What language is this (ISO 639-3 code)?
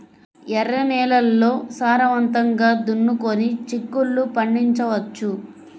tel